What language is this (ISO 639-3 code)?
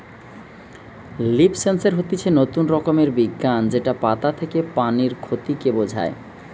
ben